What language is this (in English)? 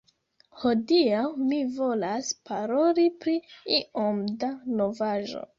Esperanto